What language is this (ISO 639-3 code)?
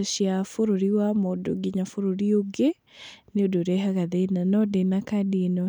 kik